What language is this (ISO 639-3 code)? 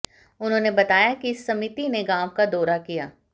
hin